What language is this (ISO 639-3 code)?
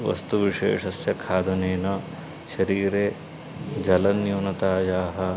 san